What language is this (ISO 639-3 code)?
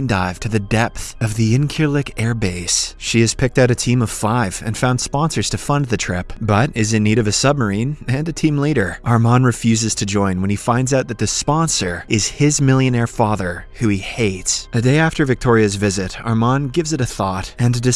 eng